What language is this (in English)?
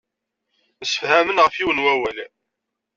Kabyle